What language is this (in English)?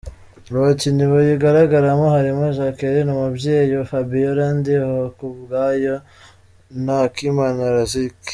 Kinyarwanda